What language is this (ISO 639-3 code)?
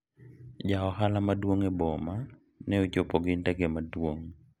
luo